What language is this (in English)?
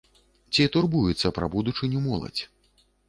Belarusian